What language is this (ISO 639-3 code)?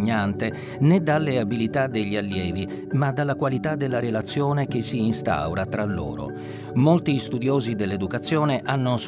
ita